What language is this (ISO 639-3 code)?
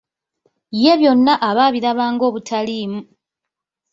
lug